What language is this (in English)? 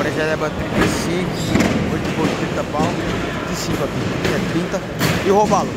Portuguese